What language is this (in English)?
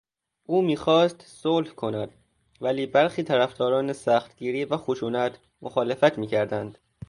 Persian